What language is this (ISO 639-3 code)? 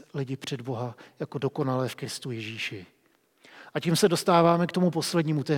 ces